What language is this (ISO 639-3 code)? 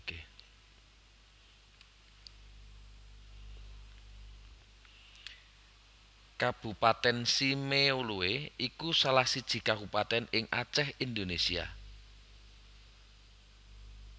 jav